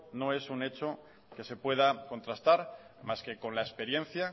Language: Spanish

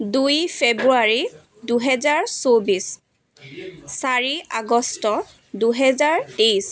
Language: Assamese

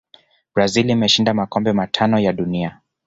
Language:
Swahili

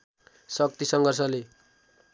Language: Nepali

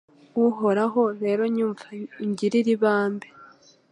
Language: Kinyarwanda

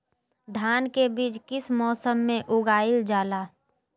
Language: Magahi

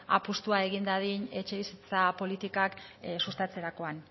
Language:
Basque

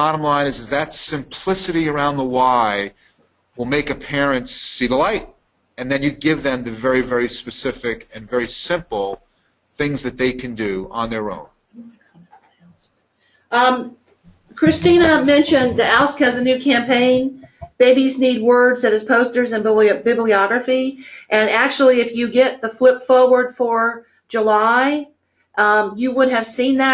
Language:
English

